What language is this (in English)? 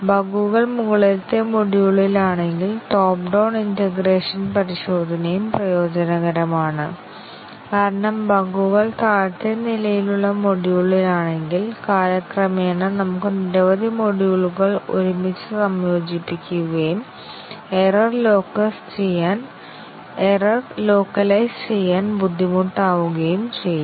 Malayalam